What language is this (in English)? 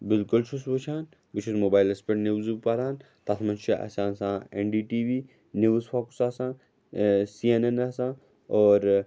Kashmiri